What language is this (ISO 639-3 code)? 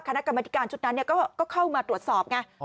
tha